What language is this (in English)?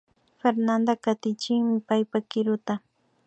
Imbabura Highland Quichua